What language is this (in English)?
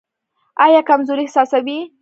Pashto